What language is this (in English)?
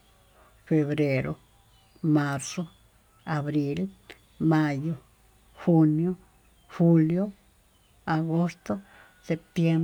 Tututepec Mixtec